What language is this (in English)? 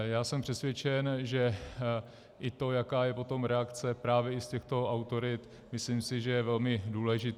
Czech